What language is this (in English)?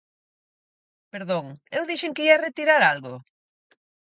Galician